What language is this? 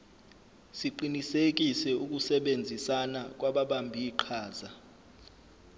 Zulu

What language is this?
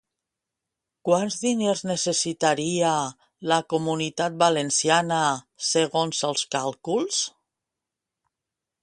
Catalan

